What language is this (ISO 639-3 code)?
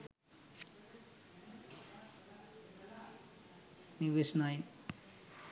sin